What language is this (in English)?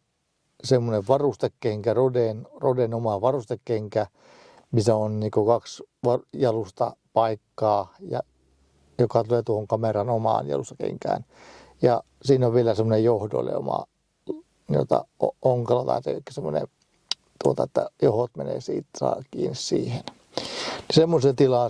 Finnish